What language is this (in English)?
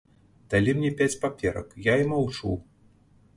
Belarusian